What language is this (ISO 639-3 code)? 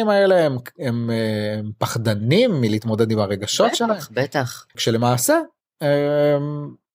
heb